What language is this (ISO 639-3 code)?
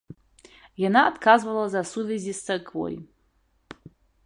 bel